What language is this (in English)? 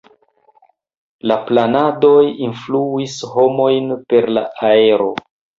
Esperanto